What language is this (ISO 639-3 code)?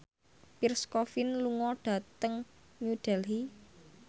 jav